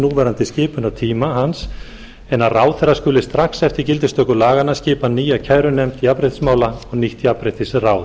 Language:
Icelandic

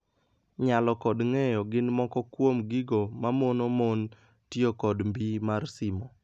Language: Luo (Kenya and Tanzania)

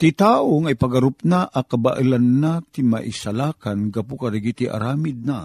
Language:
Filipino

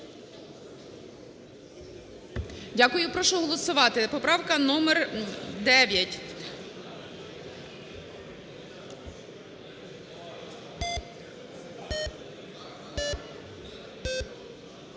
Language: Ukrainian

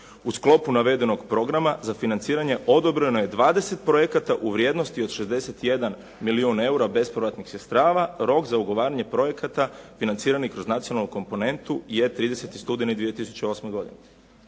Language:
Croatian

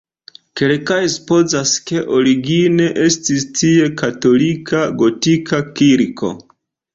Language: Esperanto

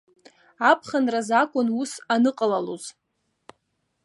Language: Abkhazian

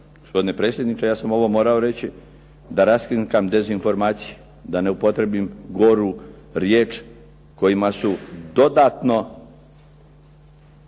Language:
Croatian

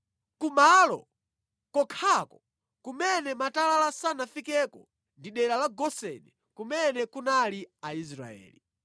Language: Nyanja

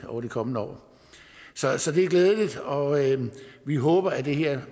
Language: Danish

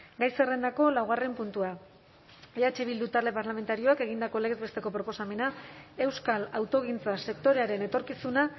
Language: Basque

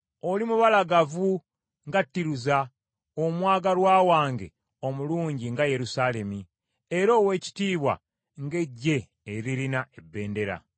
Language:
Ganda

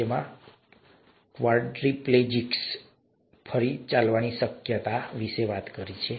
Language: Gujarati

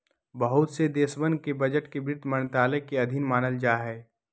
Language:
Magahi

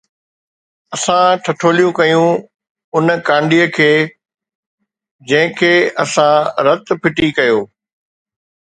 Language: Sindhi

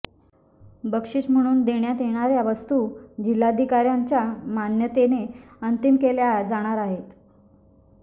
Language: Marathi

